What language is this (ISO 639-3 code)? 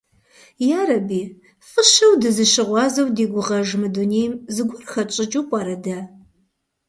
kbd